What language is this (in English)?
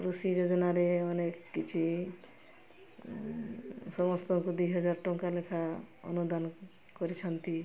Odia